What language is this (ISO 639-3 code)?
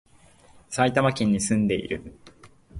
jpn